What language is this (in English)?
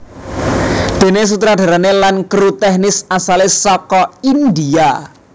Javanese